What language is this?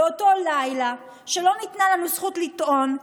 Hebrew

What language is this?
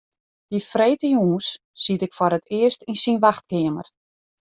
Western Frisian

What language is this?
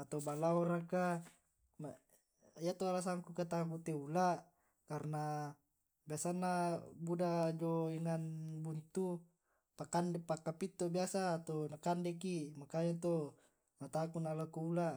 Tae'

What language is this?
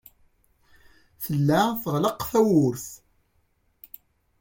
Kabyle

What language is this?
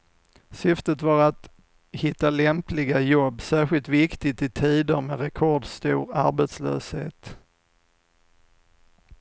Swedish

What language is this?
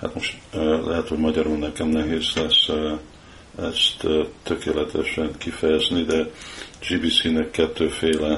Hungarian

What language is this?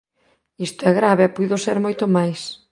Galician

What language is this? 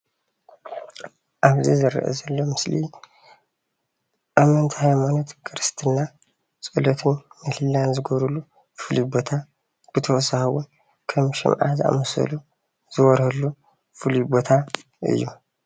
Tigrinya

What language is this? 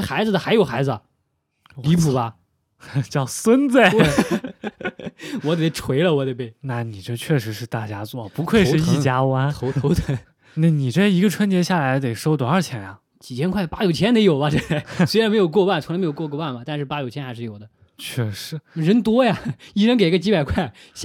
Chinese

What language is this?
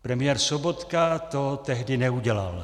Czech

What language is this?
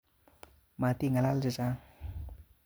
Kalenjin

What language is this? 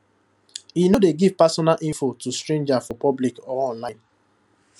Nigerian Pidgin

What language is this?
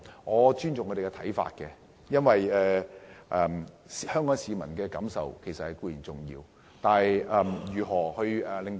Cantonese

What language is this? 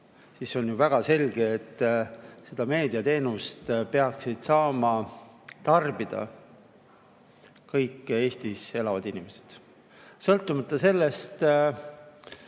Estonian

